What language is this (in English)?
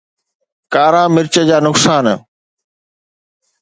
Sindhi